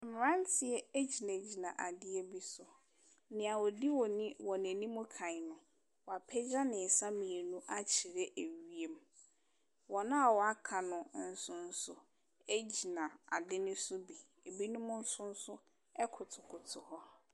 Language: Akan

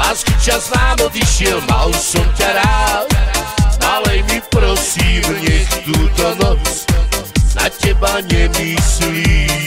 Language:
Romanian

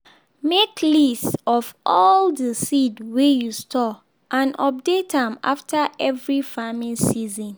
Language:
Nigerian Pidgin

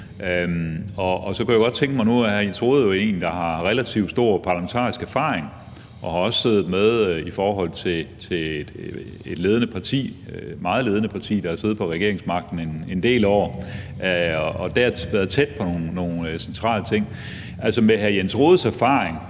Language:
Danish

